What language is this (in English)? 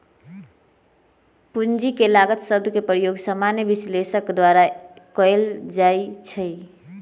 Magahi